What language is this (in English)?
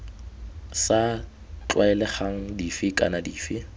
Tswana